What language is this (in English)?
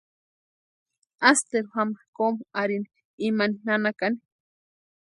Western Highland Purepecha